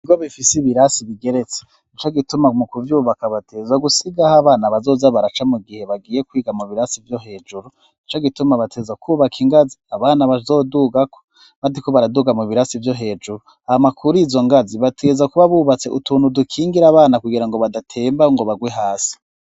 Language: Rundi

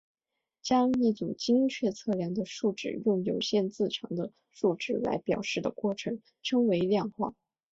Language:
Chinese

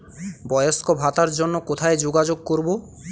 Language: Bangla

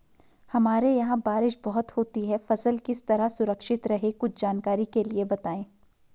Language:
Hindi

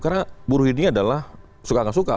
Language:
Indonesian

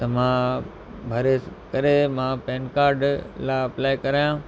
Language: Sindhi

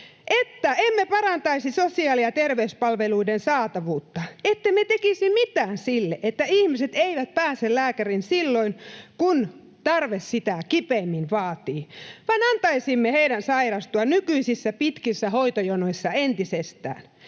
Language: Finnish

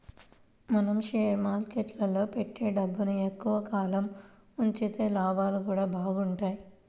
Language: Telugu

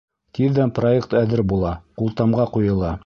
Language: Bashkir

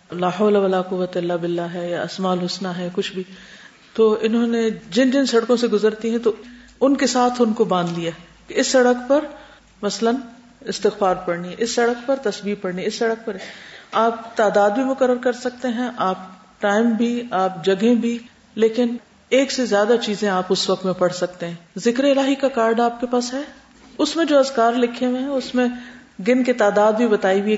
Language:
Urdu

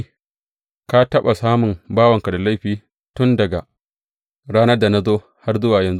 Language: Hausa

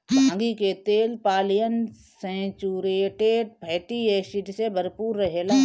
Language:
Bhojpuri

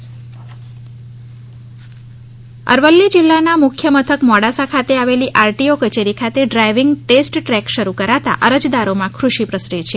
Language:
Gujarati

